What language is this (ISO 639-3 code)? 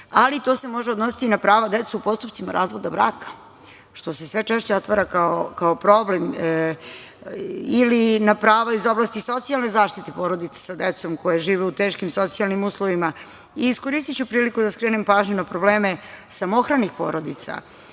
srp